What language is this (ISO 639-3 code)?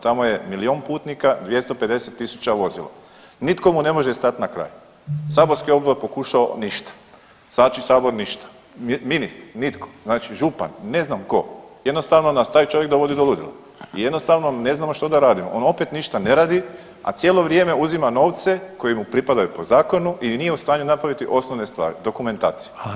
hrv